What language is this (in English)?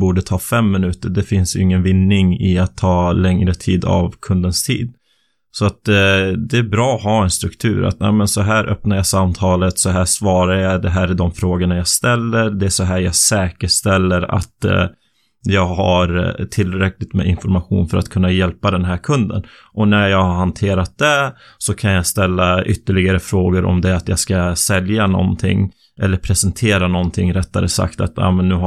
Swedish